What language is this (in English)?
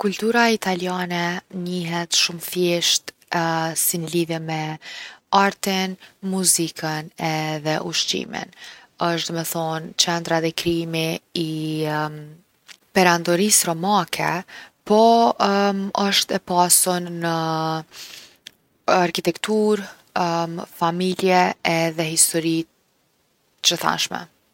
Gheg Albanian